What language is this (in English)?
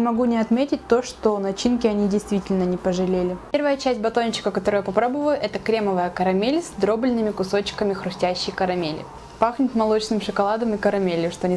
Russian